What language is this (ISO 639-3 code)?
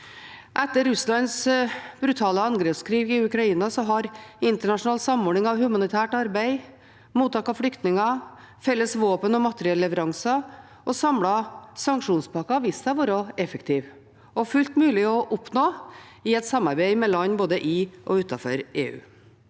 nor